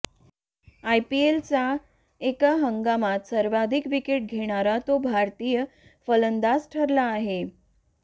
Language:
Marathi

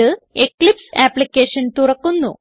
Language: Malayalam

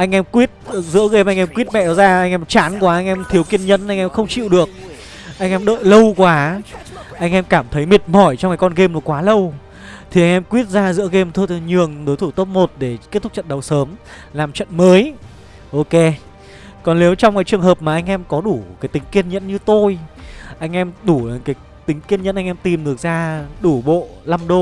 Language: Vietnamese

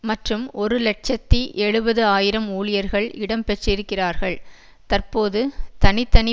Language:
Tamil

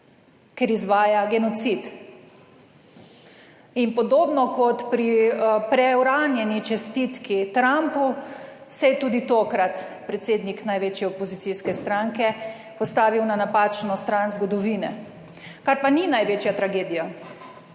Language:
Slovenian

